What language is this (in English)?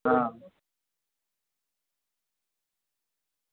Dogri